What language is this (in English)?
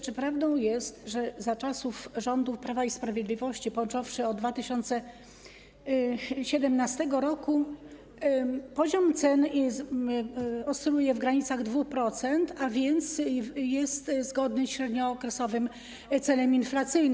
Polish